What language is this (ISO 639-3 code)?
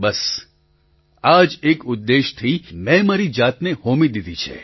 guj